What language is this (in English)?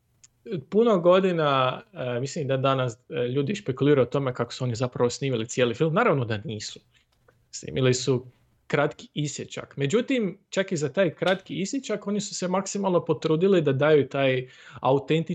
Croatian